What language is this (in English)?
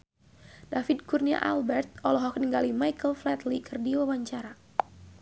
Sundanese